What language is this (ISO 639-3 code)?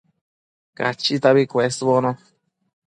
mcf